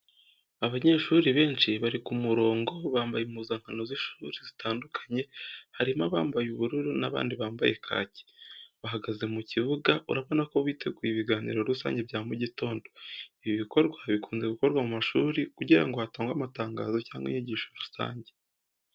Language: Kinyarwanda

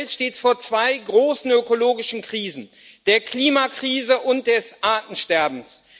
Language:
German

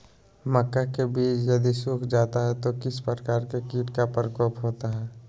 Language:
Magahi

